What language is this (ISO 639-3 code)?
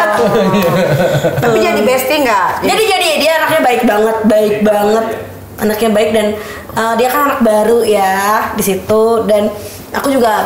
ind